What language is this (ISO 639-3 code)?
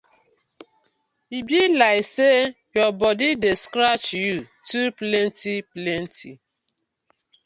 pcm